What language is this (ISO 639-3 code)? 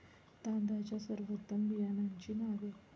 mar